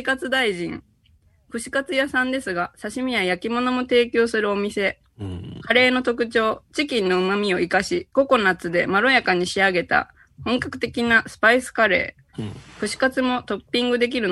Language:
Japanese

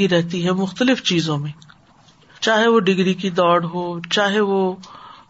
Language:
Urdu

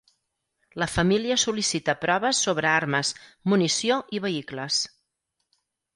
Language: Catalan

